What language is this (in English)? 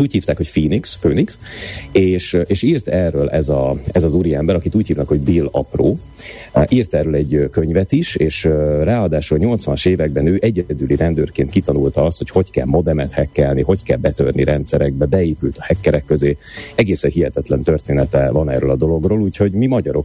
Hungarian